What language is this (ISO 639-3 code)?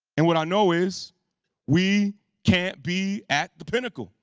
eng